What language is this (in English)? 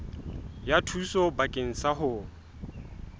Southern Sotho